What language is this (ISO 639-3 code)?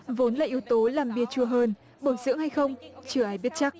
vie